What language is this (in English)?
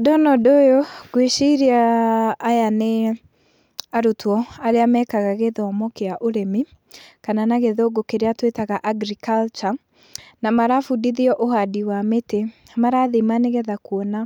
Kikuyu